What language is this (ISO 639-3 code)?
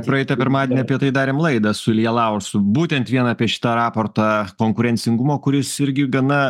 lit